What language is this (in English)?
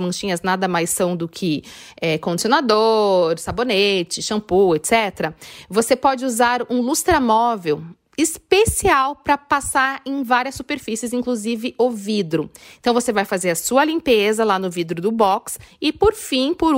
Portuguese